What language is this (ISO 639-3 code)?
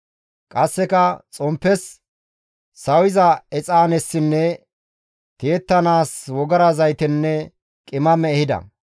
gmv